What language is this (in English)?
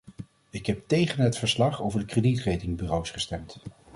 Dutch